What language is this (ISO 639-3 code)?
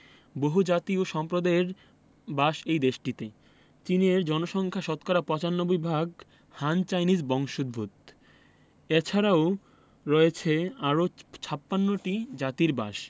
ben